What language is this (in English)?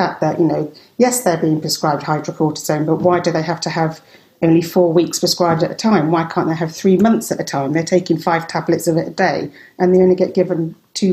English